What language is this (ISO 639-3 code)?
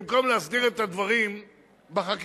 heb